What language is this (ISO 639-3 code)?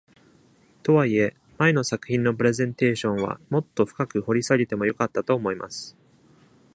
jpn